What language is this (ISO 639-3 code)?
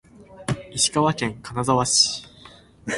jpn